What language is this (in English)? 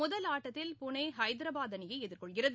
Tamil